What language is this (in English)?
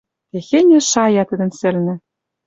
Western Mari